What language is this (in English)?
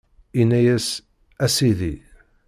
Kabyle